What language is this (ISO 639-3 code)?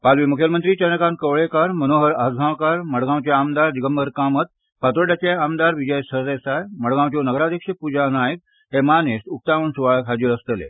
kok